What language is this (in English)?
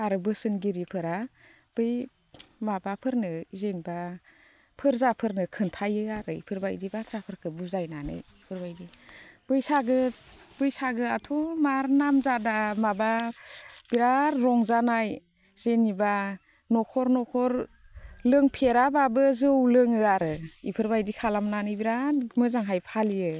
Bodo